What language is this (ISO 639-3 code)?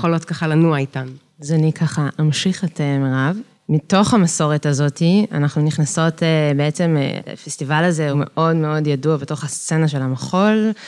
heb